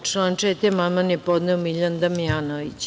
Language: Serbian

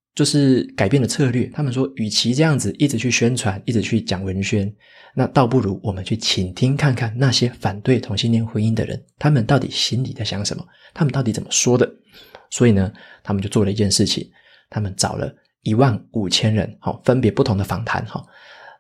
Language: Chinese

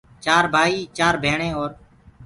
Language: Gurgula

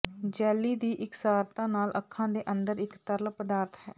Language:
Punjabi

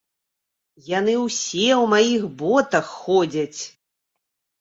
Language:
Belarusian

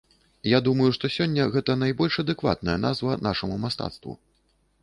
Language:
Belarusian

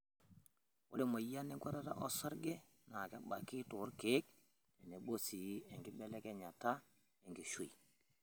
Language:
Masai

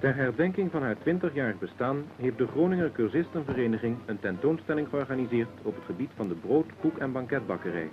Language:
Dutch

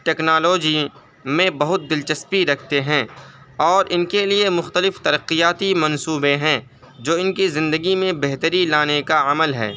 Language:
Urdu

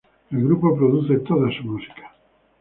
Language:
Spanish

